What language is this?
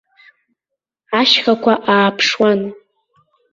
Abkhazian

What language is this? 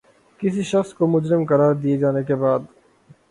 Urdu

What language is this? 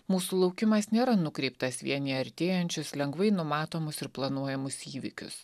Lithuanian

